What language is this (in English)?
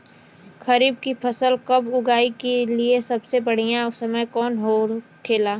Bhojpuri